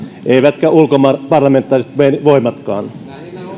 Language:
Finnish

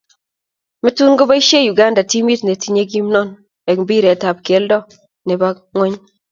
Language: Kalenjin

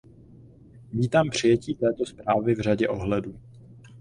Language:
Czech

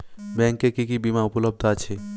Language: Bangla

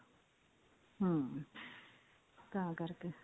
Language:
Punjabi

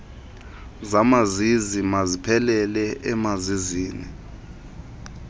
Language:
Xhosa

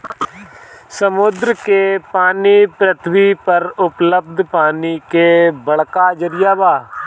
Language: Bhojpuri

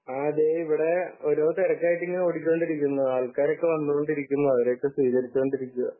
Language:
Malayalam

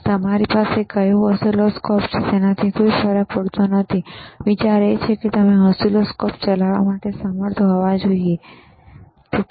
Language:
Gujarati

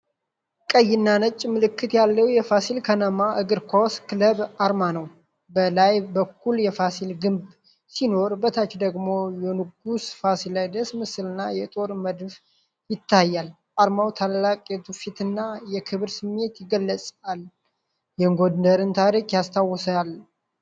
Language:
Amharic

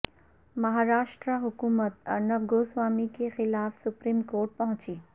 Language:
Urdu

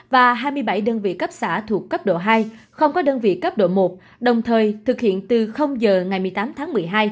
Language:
Vietnamese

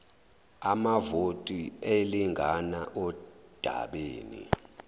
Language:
Zulu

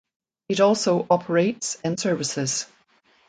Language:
English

